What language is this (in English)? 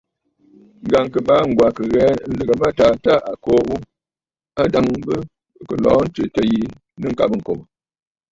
Bafut